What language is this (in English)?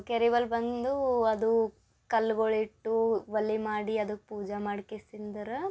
Kannada